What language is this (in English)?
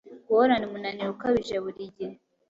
Kinyarwanda